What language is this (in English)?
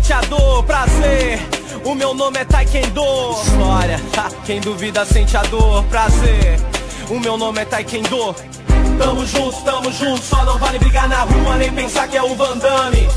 Portuguese